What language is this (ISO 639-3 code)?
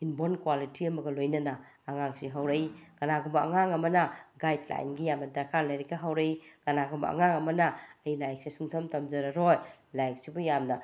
mni